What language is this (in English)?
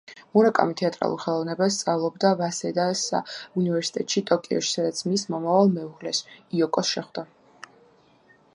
Georgian